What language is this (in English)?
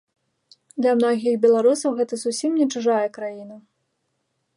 Belarusian